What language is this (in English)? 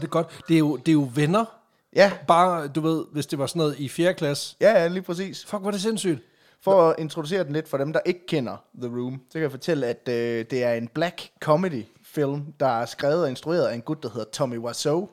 Danish